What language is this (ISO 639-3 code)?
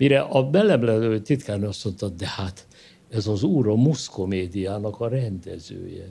hun